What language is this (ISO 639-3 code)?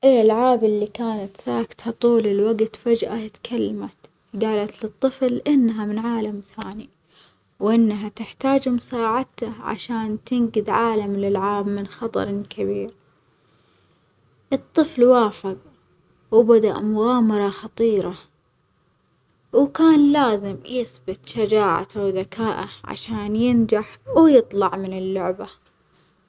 acx